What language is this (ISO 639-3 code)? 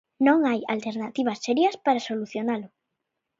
glg